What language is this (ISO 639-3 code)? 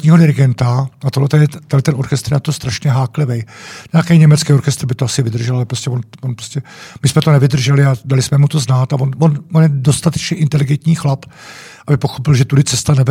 ces